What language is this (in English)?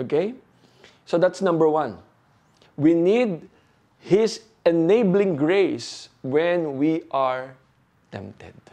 Filipino